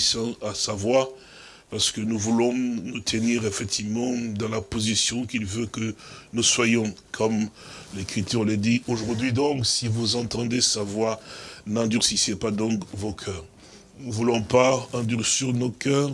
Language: French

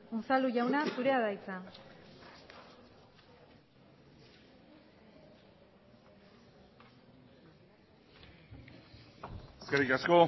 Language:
Basque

